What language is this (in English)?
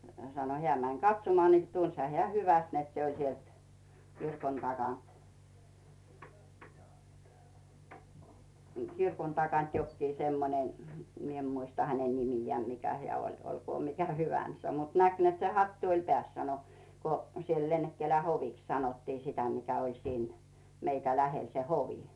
Finnish